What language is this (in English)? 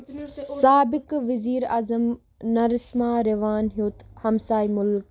Kashmiri